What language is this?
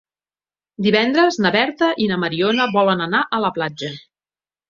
Catalan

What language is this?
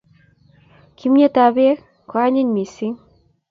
Kalenjin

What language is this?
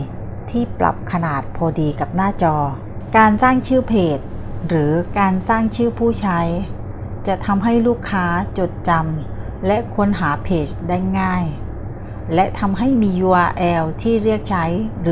Thai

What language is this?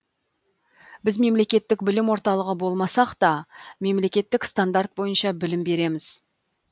Kazakh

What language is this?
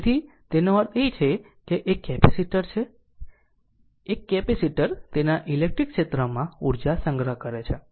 Gujarati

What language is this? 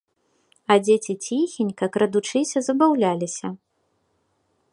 Belarusian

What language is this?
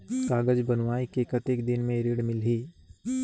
Chhattisgarhi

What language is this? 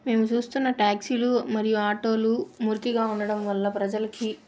Telugu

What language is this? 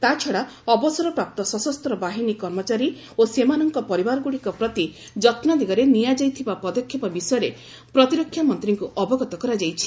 Odia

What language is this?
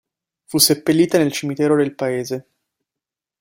Italian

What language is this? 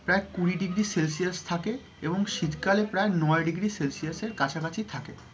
Bangla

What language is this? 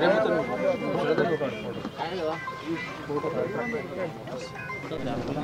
Telugu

